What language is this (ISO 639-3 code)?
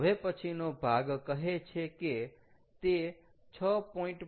guj